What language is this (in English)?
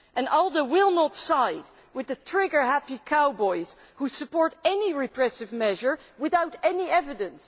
English